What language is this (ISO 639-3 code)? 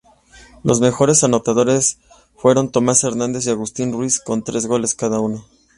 spa